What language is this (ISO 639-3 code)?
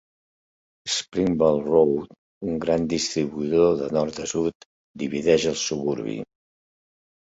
cat